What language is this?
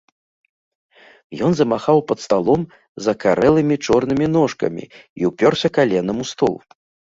Belarusian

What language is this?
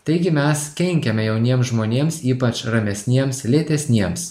Lithuanian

